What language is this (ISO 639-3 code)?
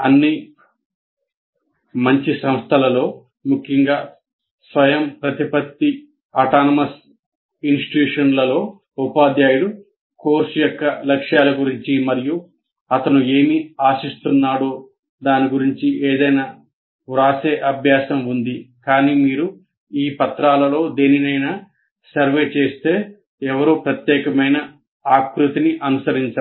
tel